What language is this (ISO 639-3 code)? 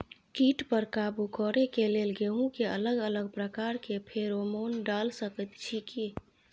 mai